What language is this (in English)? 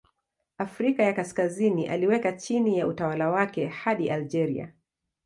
Swahili